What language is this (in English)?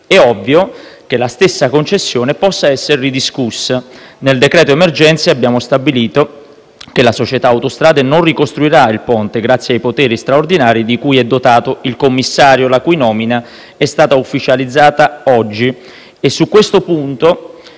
Italian